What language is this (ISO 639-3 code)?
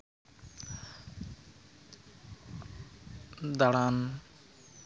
sat